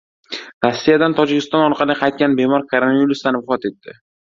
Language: Uzbek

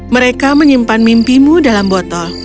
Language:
Indonesian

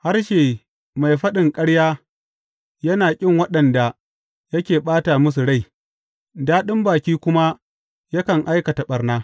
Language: Hausa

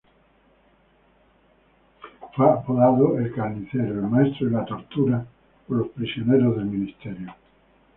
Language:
Spanish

